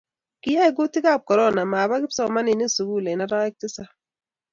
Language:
Kalenjin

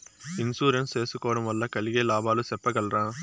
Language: Telugu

